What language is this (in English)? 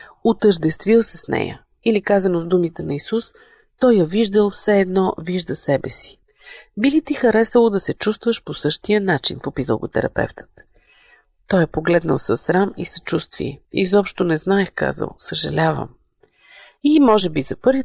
Bulgarian